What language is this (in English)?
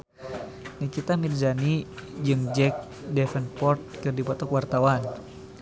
Sundanese